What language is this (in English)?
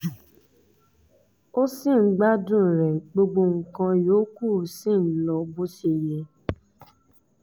Yoruba